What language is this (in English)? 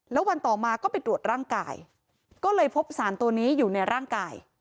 Thai